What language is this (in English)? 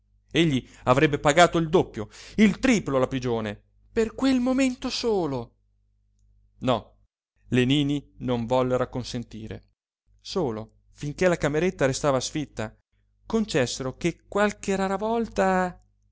Italian